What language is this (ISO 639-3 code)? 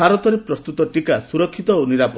ori